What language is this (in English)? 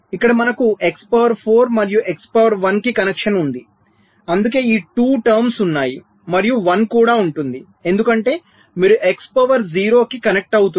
Telugu